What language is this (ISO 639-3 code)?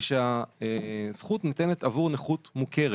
heb